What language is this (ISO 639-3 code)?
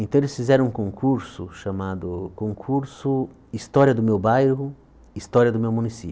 por